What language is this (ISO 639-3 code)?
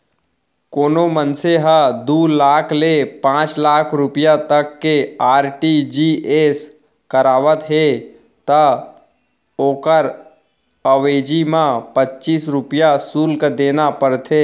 hne